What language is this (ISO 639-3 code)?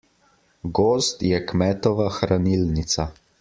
slv